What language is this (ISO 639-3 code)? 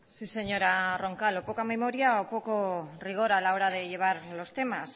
spa